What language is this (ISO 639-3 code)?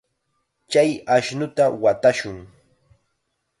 qxa